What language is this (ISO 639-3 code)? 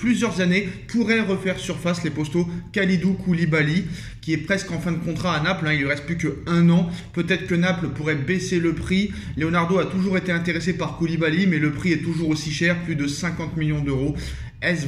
fra